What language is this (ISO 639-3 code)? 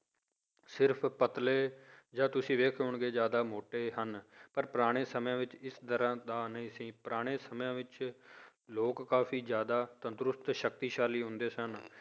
pan